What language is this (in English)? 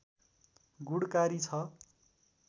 Nepali